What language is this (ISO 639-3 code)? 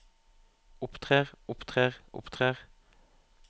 nor